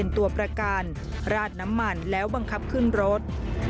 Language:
Thai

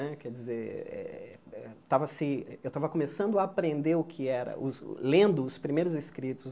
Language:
Portuguese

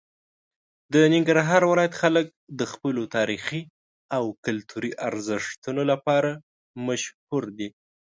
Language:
Pashto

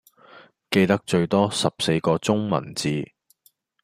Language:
Cantonese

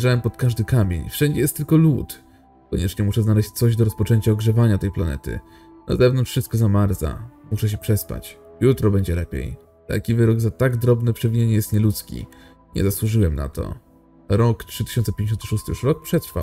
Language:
Polish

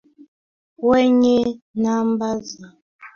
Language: Swahili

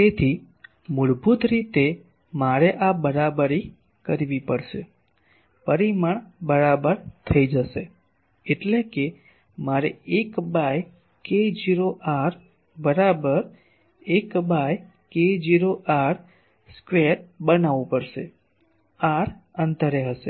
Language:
Gujarati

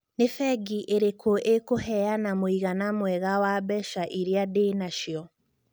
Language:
Kikuyu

